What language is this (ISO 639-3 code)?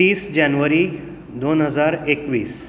kok